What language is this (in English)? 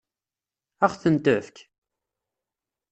Kabyle